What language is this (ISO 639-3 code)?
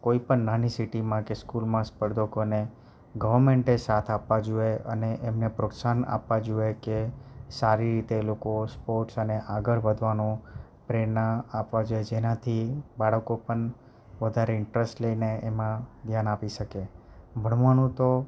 guj